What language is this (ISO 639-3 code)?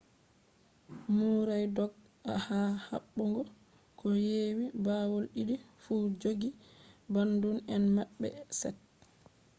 ful